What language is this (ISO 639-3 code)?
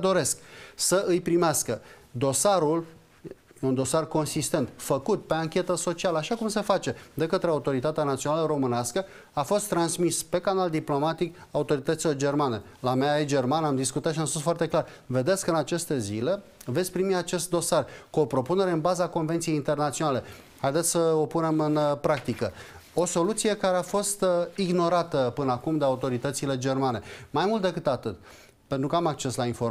ron